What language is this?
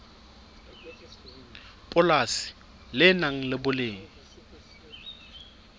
Southern Sotho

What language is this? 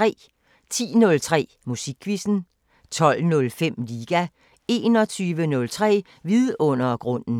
Danish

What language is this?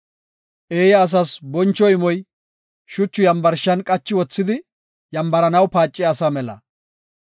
Gofa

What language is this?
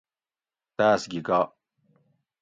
Gawri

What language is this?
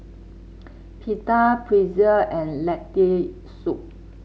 English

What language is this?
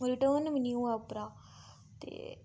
Dogri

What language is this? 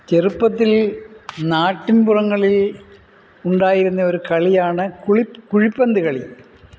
Malayalam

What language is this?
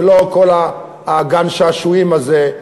Hebrew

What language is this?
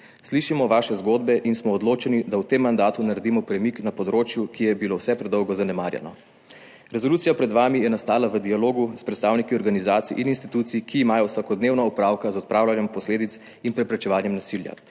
Slovenian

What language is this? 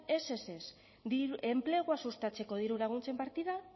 Basque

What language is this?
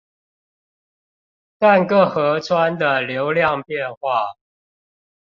Chinese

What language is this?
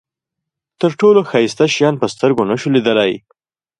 Pashto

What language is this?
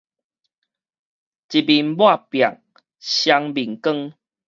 Min Nan Chinese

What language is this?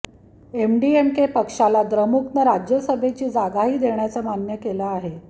Marathi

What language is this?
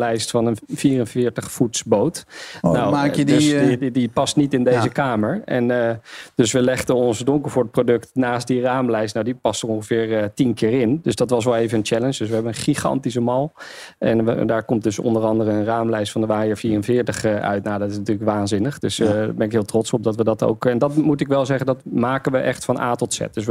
Dutch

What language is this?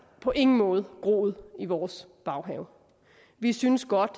Danish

